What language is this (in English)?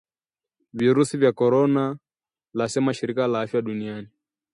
Swahili